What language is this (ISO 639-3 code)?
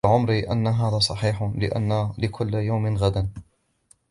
ara